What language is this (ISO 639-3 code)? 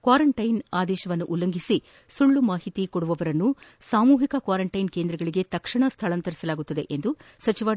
kan